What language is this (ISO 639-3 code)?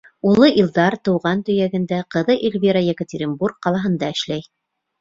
bak